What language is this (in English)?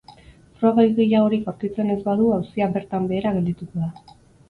Basque